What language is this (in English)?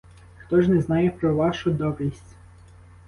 Ukrainian